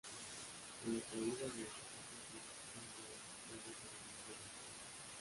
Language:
Spanish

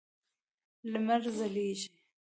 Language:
Pashto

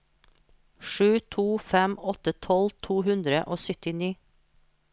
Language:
Norwegian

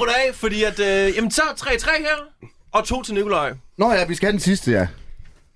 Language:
Danish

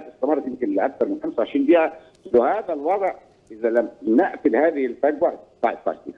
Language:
Arabic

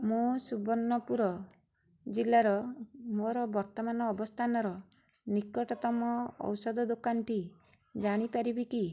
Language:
Odia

